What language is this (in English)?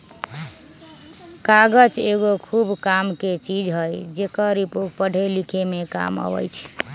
Magahi